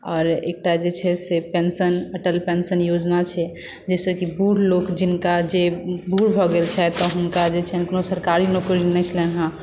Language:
Maithili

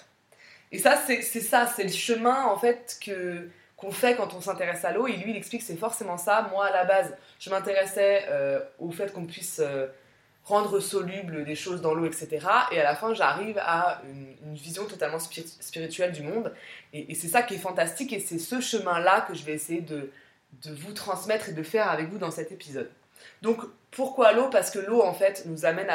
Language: French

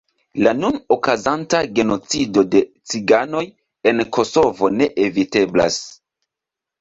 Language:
Esperanto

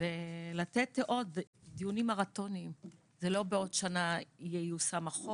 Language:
Hebrew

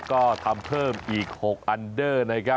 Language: Thai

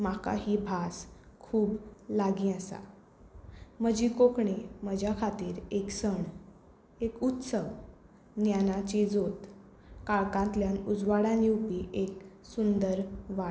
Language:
Konkani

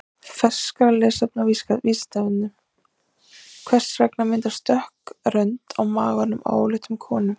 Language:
Icelandic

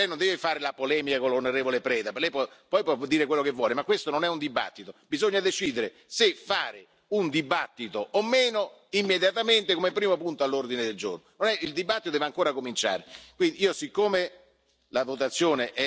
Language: Italian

